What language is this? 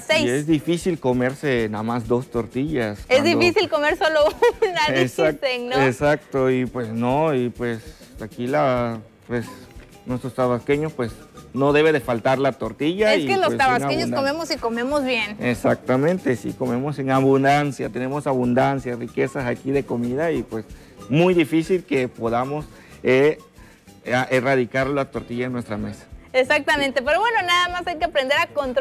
Spanish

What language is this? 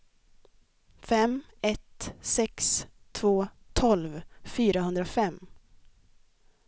Swedish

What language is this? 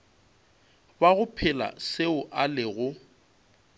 Northern Sotho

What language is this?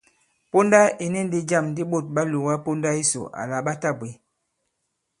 Bankon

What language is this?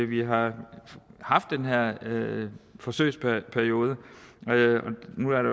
Danish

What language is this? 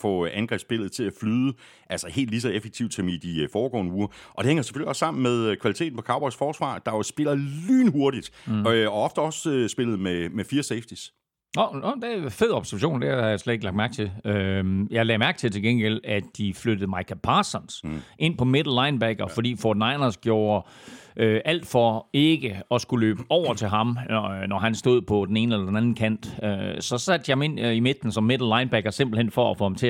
Danish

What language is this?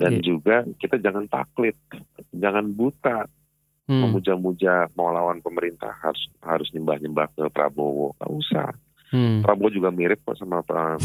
Indonesian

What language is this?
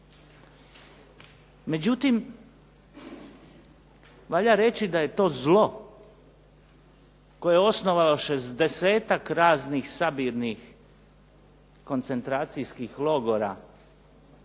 Croatian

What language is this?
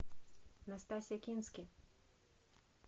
Russian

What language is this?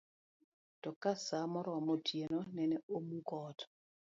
Luo (Kenya and Tanzania)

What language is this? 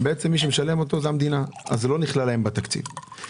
Hebrew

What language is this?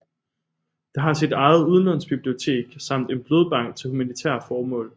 Danish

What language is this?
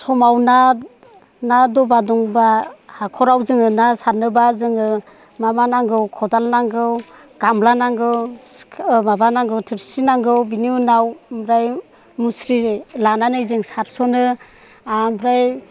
Bodo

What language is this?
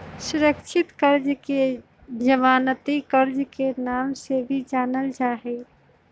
Magahi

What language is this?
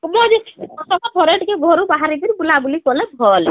Odia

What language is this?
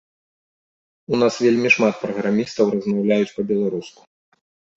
Belarusian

